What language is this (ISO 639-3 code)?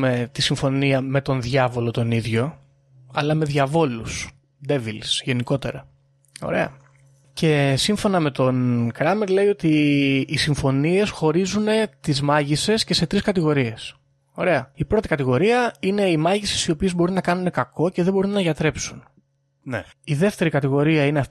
ell